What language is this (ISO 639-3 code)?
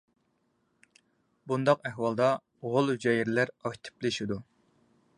uig